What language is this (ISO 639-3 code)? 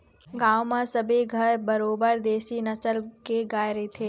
hne